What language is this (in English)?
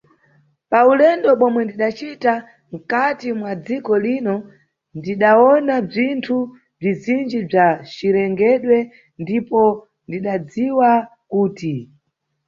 Nyungwe